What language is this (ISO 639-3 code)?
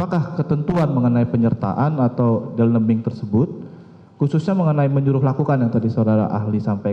ind